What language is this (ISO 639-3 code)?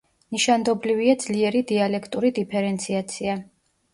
kat